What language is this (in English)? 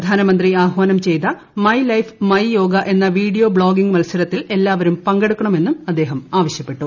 Malayalam